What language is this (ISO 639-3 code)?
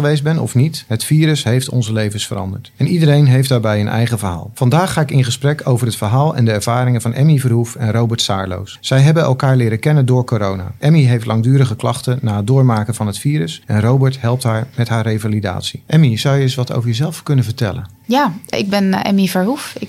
nld